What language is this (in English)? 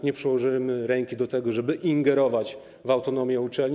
Polish